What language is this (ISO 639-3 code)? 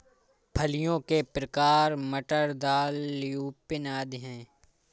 hin